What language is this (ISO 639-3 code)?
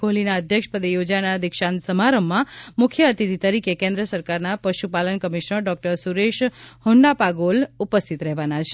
guj